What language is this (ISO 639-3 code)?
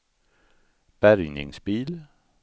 swe